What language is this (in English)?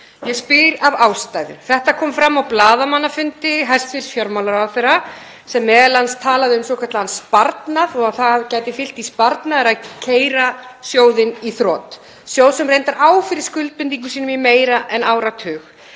Icelandic